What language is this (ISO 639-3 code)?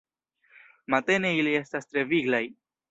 epo